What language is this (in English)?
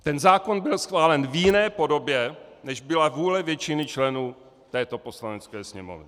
Czech